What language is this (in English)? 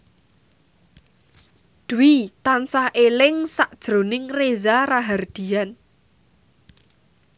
Javanese